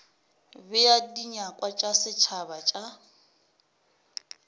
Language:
Northern Sotho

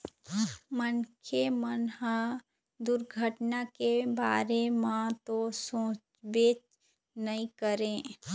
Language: Chhattisgarhi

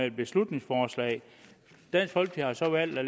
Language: Danish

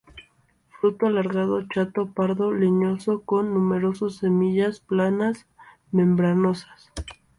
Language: Spanish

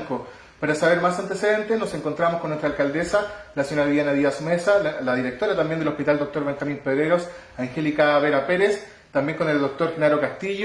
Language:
Spanish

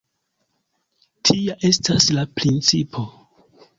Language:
Esperanto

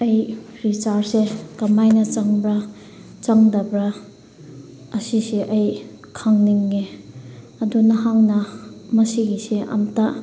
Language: Manipuri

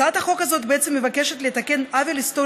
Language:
Hebrew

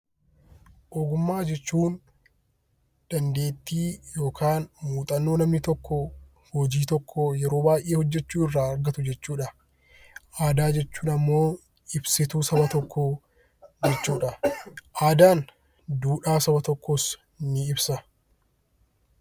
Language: Oromo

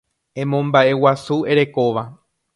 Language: Guarani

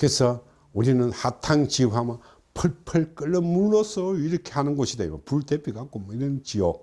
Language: Korean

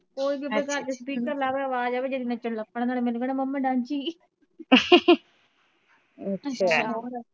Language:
Punjabi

